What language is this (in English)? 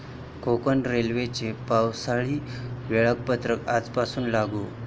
Marathi